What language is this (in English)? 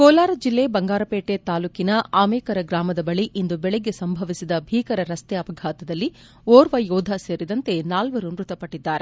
Kannada